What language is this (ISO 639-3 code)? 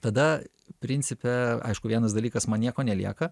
lit